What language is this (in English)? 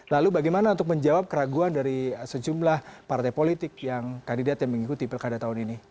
Indonesian